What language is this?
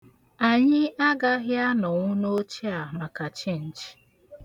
Igbo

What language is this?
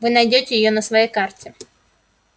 Russian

